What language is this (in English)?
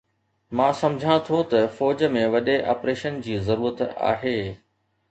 Sindhi